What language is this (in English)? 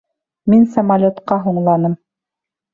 Bashkir